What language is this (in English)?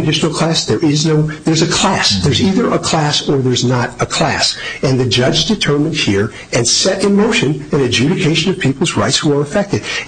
English